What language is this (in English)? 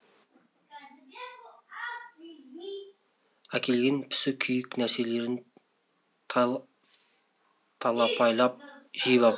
Kazakh